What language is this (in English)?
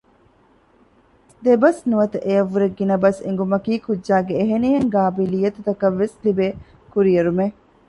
Divehi